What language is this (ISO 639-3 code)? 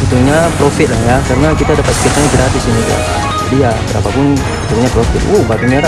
ind